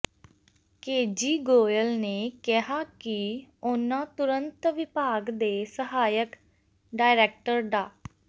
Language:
Punjabi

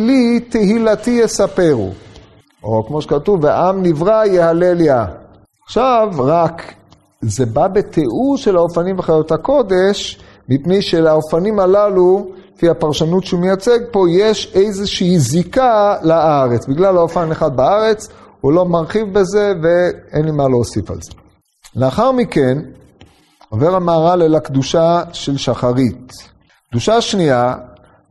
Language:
Hebrew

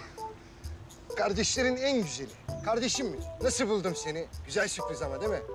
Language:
Turkish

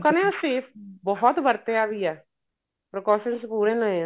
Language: Punjabi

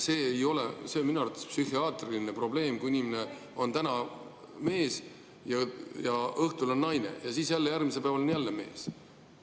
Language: Estonian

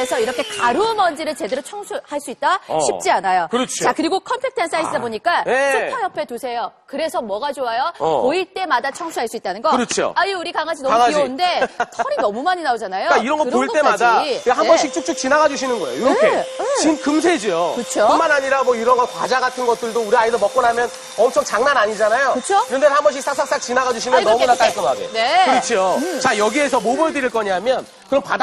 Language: Korean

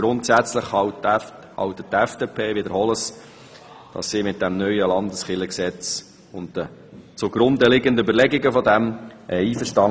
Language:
Swiss German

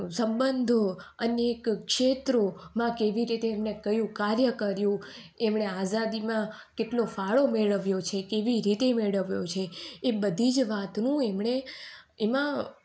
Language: Gujarati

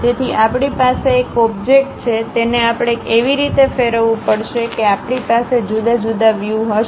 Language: Gujarati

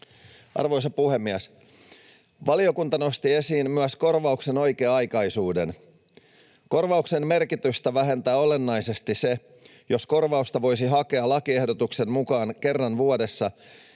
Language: Finnish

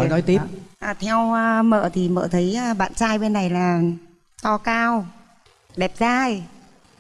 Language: Vietnamese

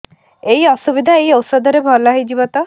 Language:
Odia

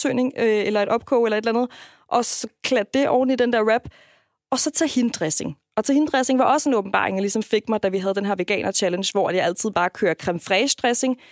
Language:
Danish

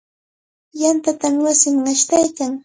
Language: Cajatambo North Lima Quechua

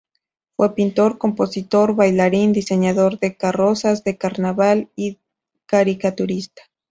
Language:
Spanish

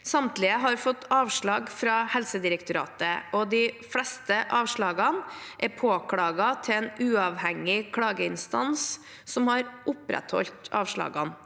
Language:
Norwegian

